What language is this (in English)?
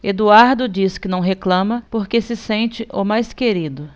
Portuguese